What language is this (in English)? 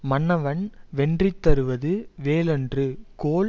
Tamil